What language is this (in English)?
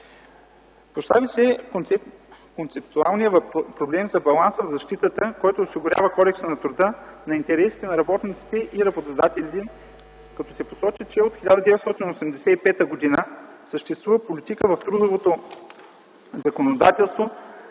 Bulgarian